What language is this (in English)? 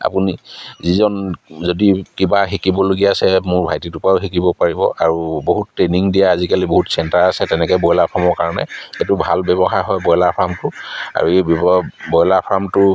Assamese